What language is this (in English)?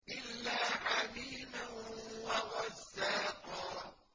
Arabic